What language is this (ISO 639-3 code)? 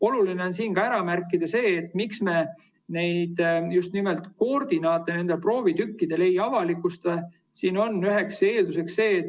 est